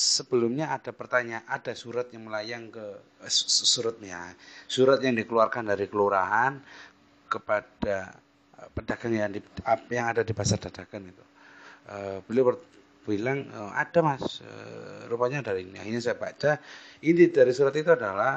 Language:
Indonesian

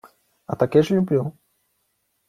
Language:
Ukrainian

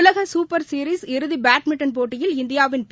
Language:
Tamil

